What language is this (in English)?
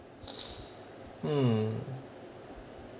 English